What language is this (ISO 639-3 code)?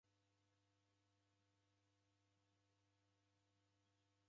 dav